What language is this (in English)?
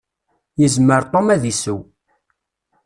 Kabyle